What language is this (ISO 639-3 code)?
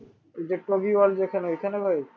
ben